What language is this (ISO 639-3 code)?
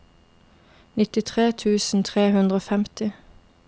nor